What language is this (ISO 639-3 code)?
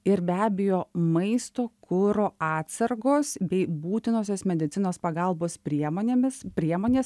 lit